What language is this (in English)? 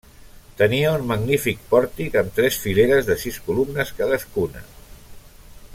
Catalan